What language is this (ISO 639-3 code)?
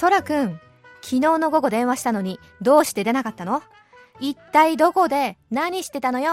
jpn